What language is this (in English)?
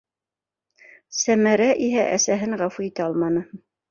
Bashkir